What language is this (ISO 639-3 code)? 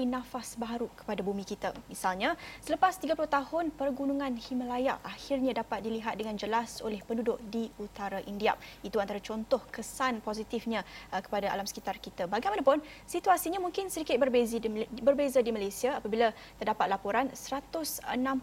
msa